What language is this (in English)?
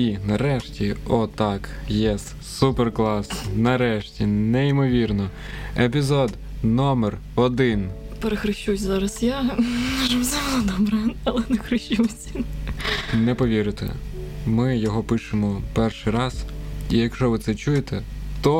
Ukrainian